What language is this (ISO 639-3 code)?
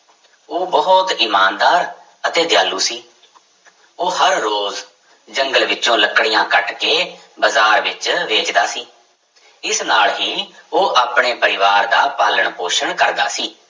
pan